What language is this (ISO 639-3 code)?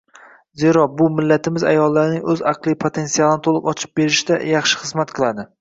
uzb